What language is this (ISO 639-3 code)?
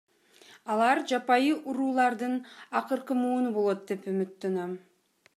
kir